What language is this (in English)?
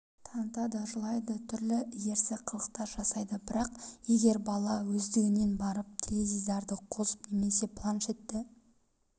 Kazakh